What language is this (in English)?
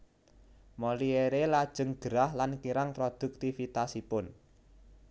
Javanese